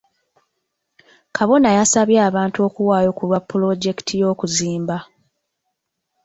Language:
Ganda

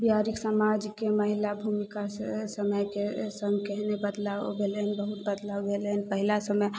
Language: Maithili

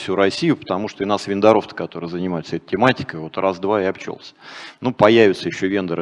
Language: Russian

